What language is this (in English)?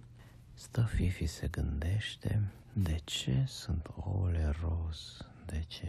Romanian